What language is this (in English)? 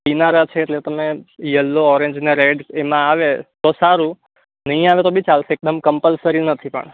Gujarati